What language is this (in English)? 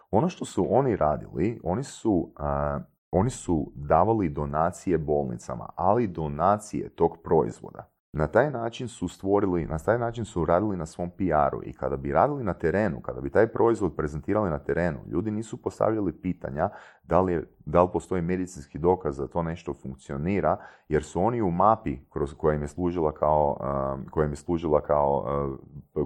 Croatian